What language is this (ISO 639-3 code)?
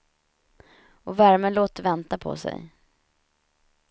swe